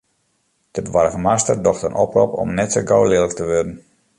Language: Western Frisian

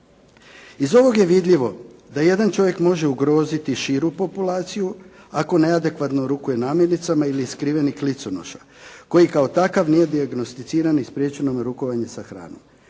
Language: Croatian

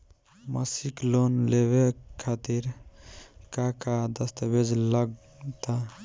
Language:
Bhojpuri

